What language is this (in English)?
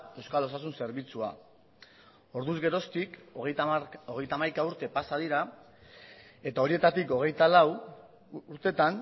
Basque